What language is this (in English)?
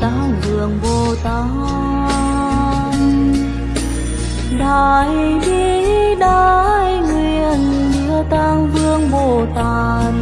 Vietnamese